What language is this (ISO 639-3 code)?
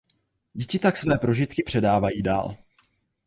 ces